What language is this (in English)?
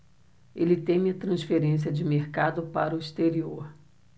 Portuguese